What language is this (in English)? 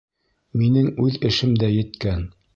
Bashkir